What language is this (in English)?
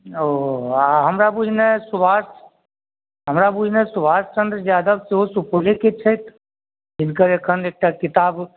Maithili